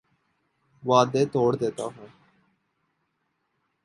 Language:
Urdu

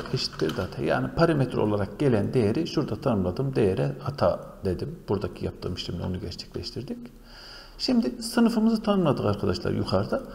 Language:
Turkish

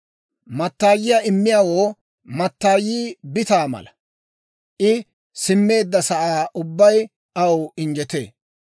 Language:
Dawro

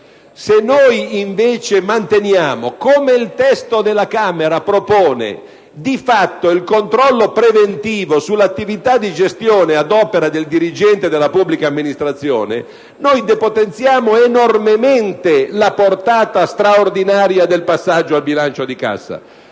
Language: Italian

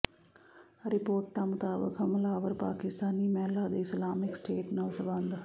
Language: Punjabi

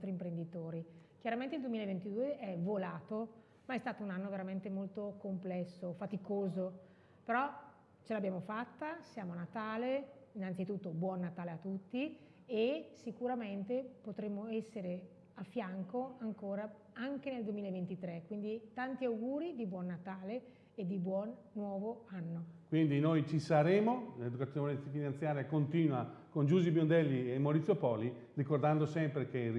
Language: Italian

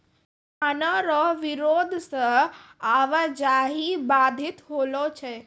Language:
Maithili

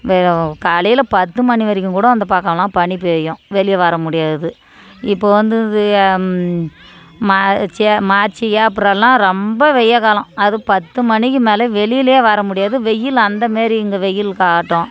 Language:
Tamil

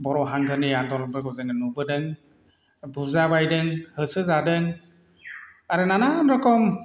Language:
Bodo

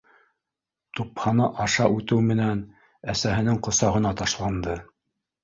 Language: Bashkir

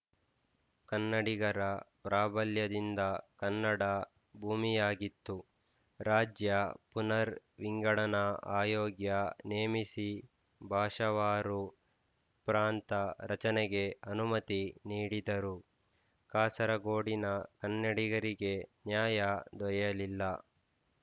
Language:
Kannada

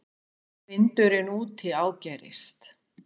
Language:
Icelandic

